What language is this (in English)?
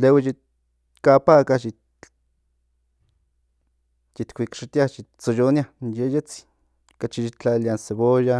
Central Nahuatl